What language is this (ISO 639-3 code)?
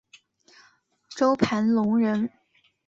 zho